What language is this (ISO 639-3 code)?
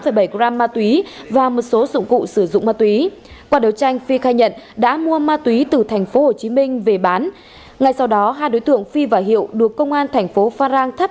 vie